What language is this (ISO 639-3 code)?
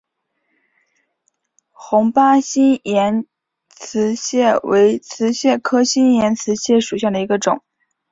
zho